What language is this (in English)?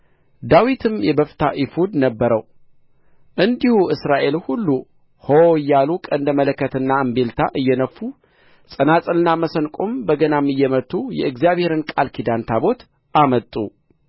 Amharic